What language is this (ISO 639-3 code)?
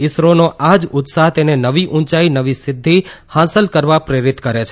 guj